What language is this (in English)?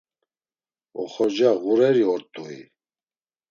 Laz